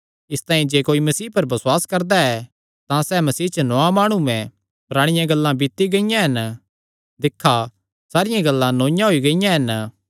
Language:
Kangri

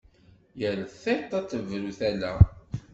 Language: Kabyle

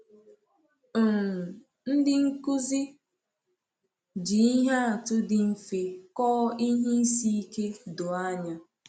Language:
Igbo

